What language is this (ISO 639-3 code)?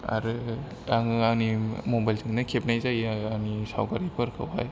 brx